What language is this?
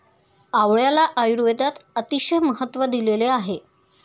Marathi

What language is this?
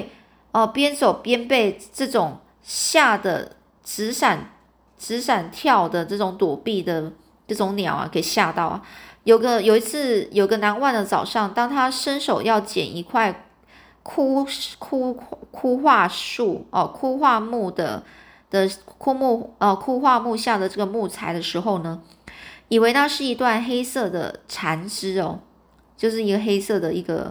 Chinese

